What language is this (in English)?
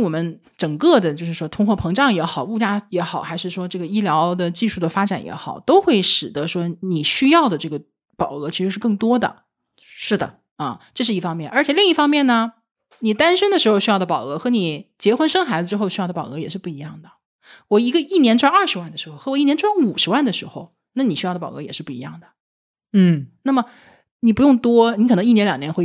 Chinese